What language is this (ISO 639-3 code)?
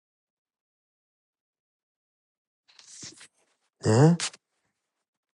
tat